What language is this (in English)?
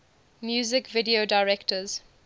English